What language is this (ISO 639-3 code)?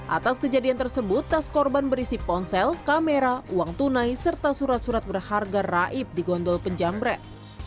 ind